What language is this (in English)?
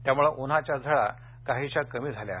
Marathi